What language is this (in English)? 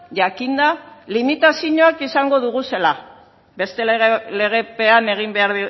Basque